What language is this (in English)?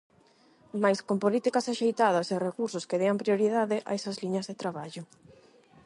Galician